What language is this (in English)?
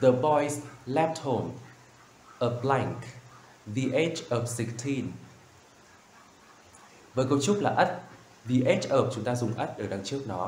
Vietnamese